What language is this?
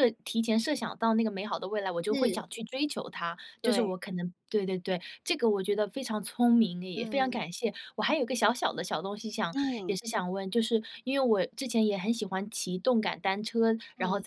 Chinese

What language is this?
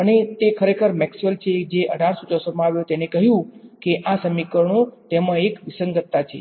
Gujarati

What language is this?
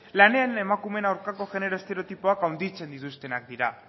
Basque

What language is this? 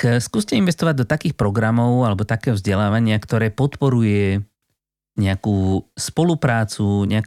Slovak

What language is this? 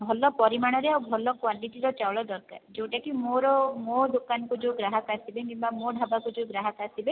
Odia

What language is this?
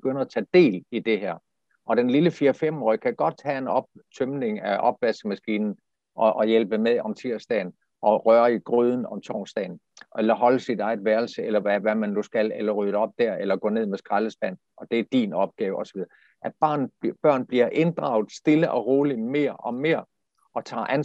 Danish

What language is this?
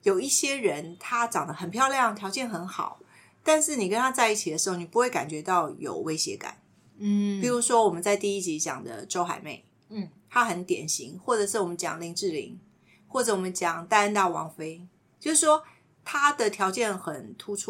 Chinese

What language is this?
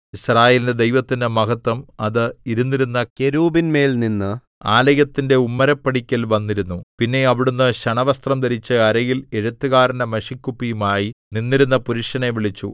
Malayalam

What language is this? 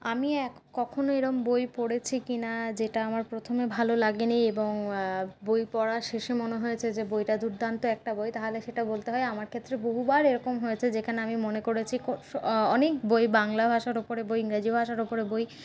Bangla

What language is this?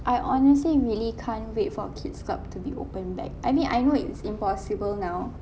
English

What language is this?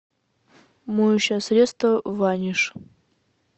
Russian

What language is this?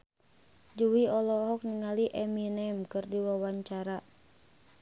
Sundanese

